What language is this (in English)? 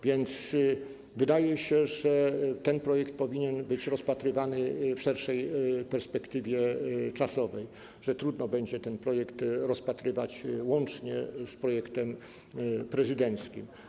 Polish